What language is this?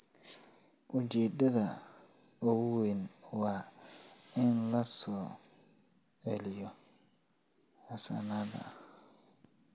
Somali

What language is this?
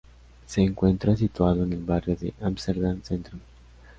Spanish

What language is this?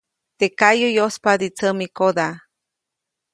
Copainalá Zoque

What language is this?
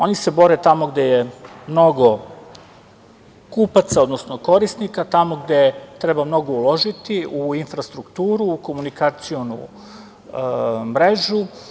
Serbian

